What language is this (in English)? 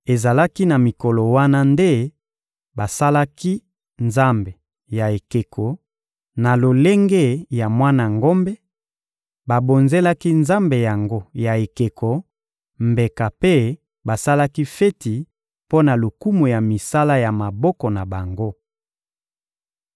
Lingala